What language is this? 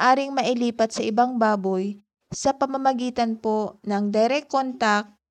Filipino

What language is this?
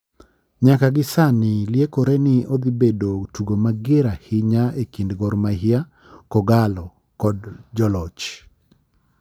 Luo (Kenya and Tanzania)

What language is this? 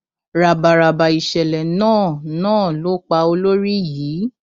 Yoruba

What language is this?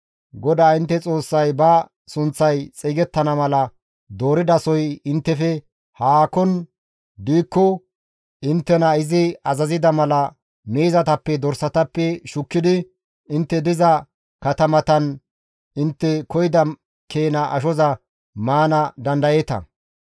Gamo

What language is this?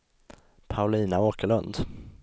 Swedish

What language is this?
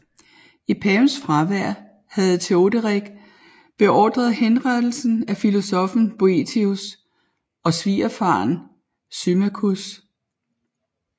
Danish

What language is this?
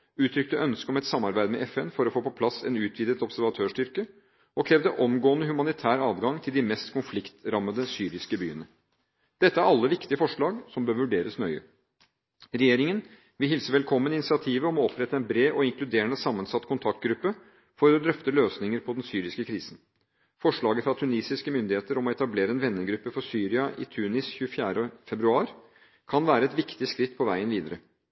Norwegian Bokmål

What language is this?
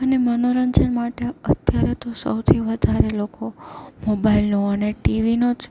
Gujarati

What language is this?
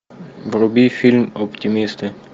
Russian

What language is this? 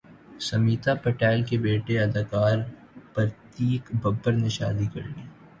Urdu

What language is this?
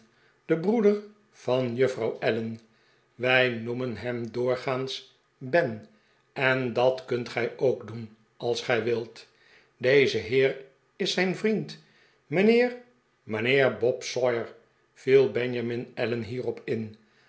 Dutch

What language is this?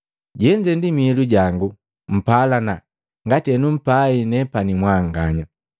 Matengo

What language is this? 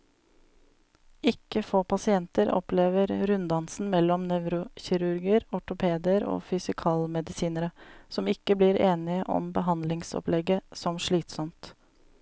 Norwegian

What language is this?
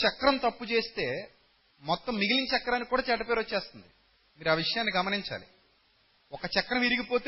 Telugu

